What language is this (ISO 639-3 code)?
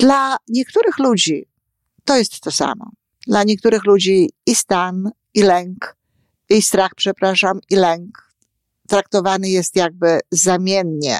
pol